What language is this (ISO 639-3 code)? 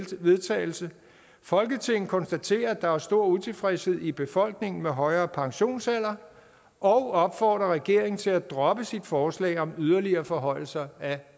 dan